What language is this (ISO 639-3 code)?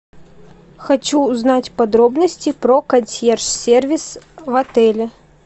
rus